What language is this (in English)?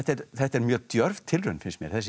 Icelandic